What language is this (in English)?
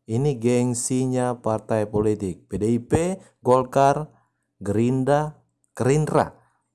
Indonesian